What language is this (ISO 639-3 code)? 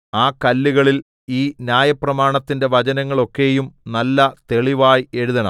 mal